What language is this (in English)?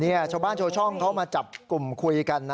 Thai